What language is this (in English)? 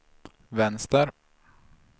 Swedish